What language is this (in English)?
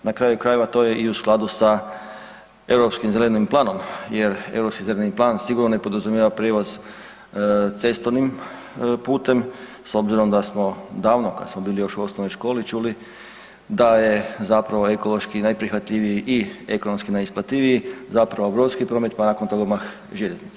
Croatian